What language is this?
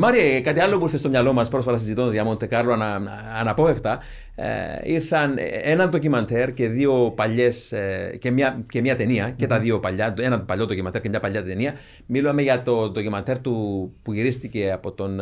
Greek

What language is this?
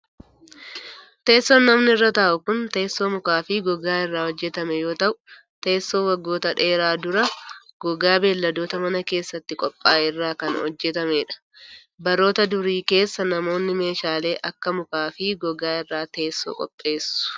Oromo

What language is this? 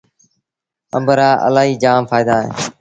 Sindhi Bhil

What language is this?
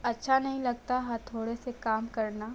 Hindi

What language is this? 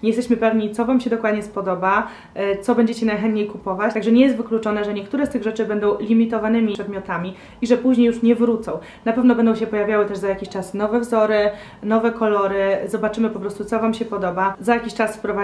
Polish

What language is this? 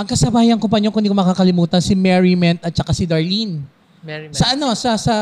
Filipino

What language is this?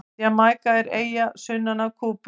Icelandic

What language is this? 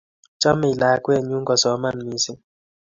Kalenjin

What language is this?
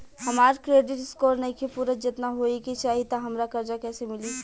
Bhojpuri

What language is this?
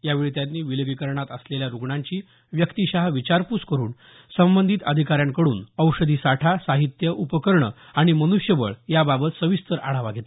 Marathi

